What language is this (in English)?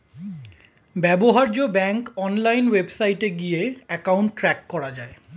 Bangla